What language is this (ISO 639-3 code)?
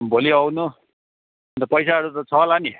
nep